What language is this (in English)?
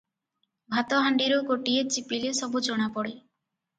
Odia